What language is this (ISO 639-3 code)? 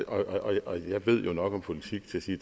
dan